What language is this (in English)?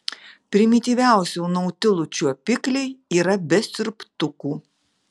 Lithuanian